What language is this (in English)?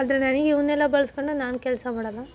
Kannada